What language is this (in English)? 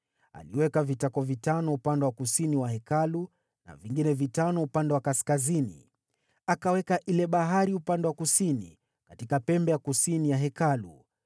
Swahili